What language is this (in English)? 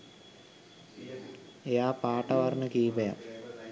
Sinhala